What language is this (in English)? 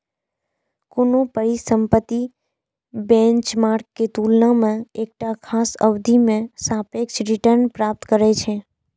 Maithili